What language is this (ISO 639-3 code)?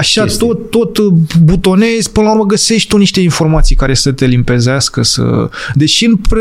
ron